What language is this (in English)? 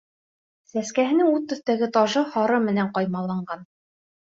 Bashkir